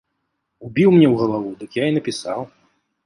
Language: Belarusian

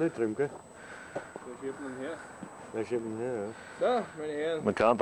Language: Dutch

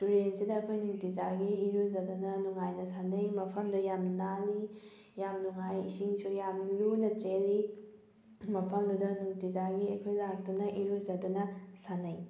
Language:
Manipuri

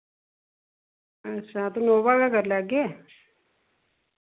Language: Dogri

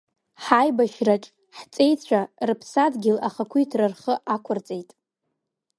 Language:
Abkhazian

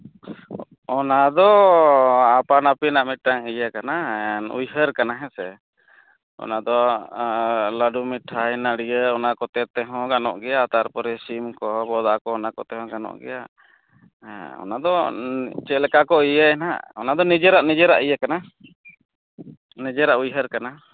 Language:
Santali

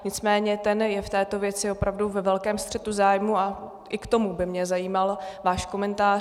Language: Czech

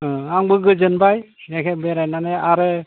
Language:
Bodo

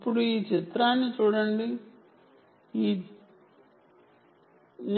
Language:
Telugu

